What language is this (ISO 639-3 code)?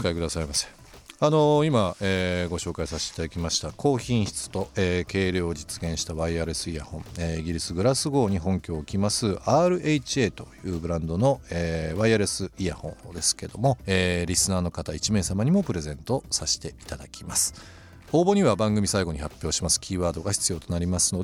jpn